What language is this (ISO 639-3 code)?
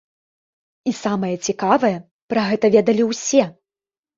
bel